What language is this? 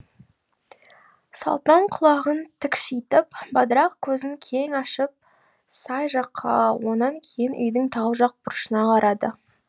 Kazakh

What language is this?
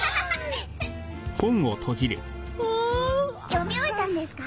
Japanese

